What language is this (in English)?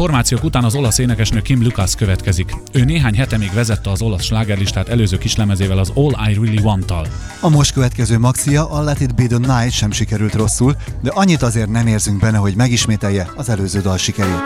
Hungarian